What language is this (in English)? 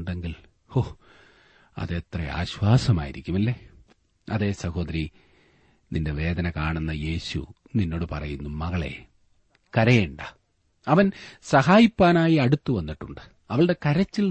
Malayalam